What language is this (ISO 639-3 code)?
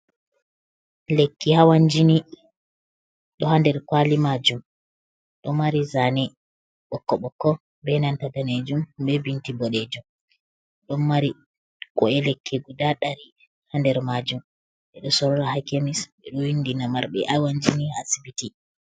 ful